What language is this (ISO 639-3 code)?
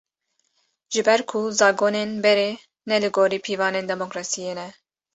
kur